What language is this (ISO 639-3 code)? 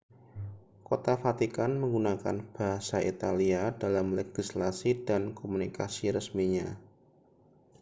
ind